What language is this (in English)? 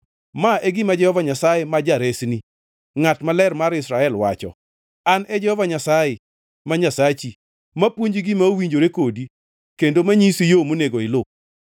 Luo (Kenya and Tanzania)